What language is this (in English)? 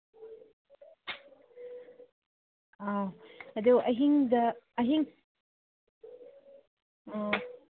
Manipuri